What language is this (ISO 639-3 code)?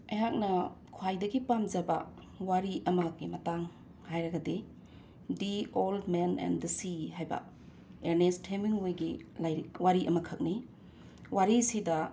mni